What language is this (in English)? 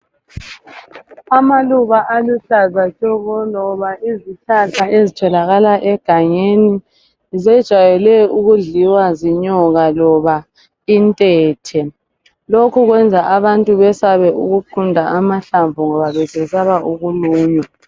North Ndebele